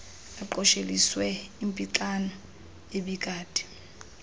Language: Xhosa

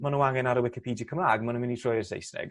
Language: Welsh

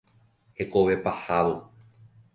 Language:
Guarani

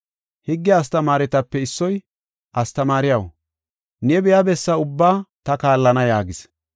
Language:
Gofa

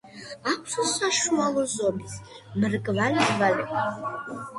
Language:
Georgian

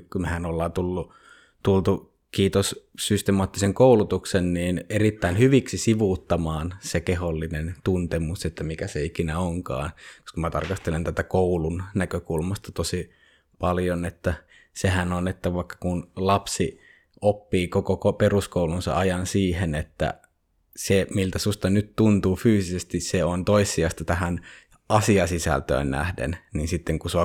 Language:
Finnish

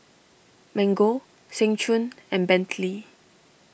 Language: English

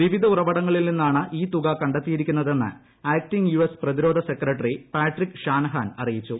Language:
Malayalam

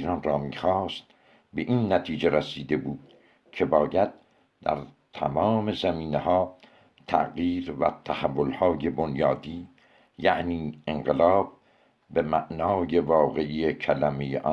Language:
Persian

